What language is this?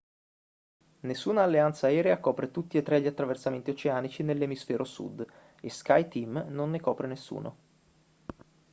Italian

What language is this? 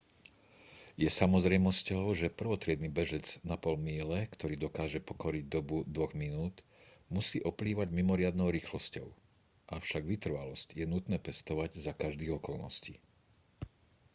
Slovak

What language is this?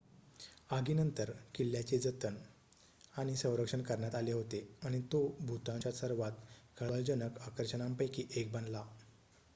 Marathi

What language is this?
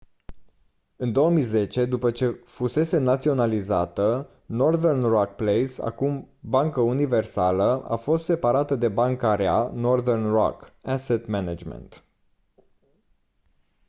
Romanian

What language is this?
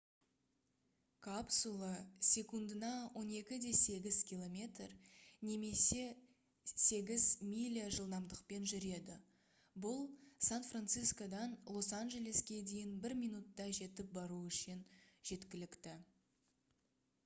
Kazakh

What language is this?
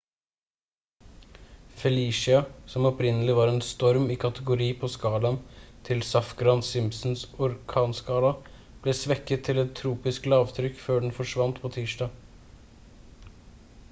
Norwegian Bokmål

